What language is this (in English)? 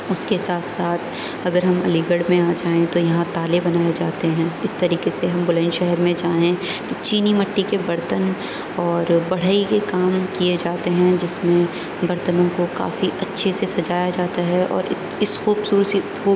Urdu